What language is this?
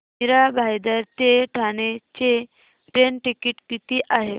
Marathi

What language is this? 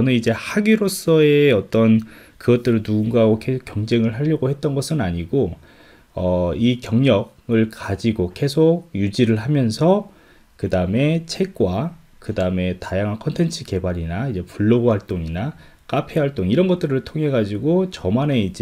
Korean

